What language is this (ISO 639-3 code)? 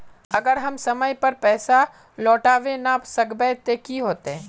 mag